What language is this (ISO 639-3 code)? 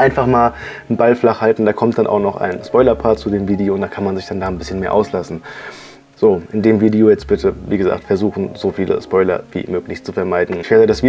deu